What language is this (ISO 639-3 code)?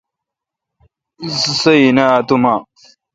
xka